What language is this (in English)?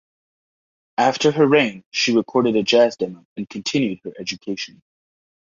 English